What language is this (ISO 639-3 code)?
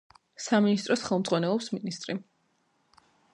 kat